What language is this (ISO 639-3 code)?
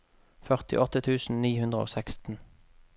nor